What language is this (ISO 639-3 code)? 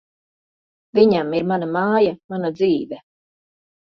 lav